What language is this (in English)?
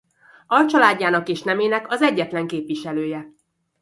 Hungarian